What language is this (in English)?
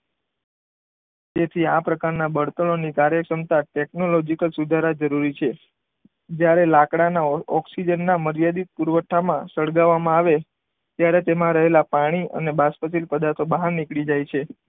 Gujarati